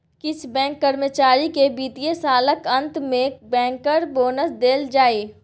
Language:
Maithili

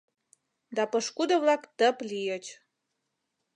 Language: Mari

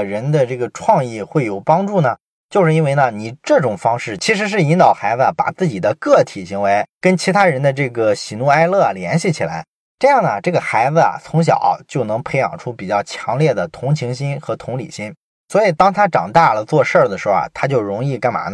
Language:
Chinese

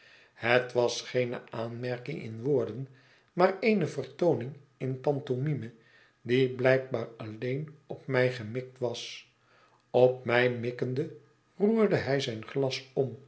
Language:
Dutch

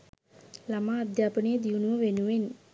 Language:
Sinhala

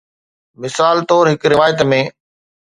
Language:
Sindhi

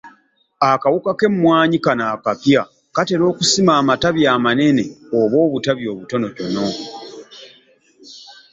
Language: Ganda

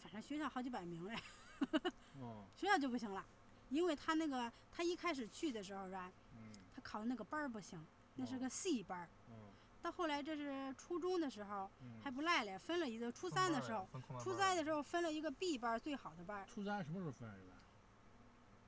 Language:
Chinese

